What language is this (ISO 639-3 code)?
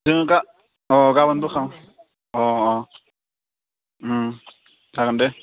brx